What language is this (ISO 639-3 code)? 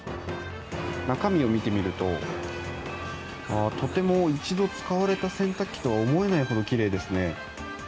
jpn